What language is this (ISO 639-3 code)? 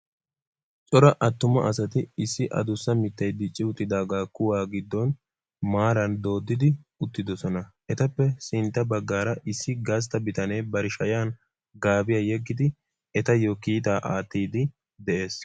wal